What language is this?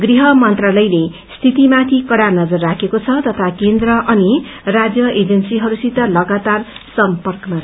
Nepali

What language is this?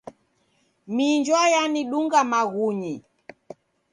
Taita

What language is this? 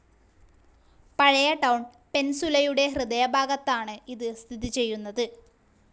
Malayalam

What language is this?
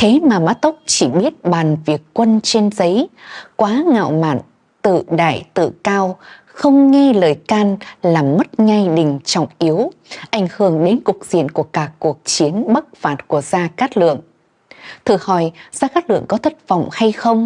Vietnamese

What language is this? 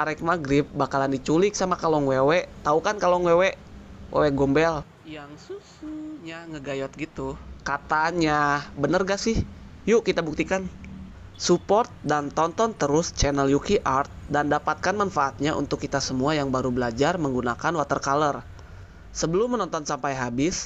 Indonesian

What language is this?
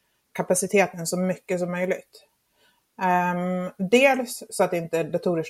Swedish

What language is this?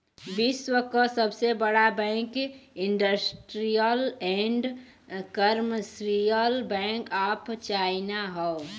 Bhojpuri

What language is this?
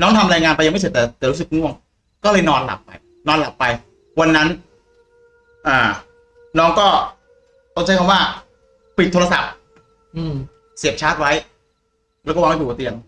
Thai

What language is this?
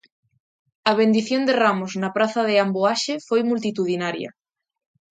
Galician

